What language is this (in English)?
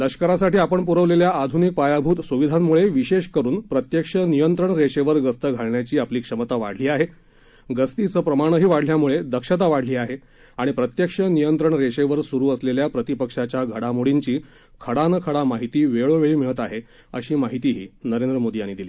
Marathi